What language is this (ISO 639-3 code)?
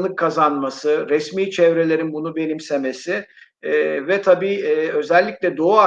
tur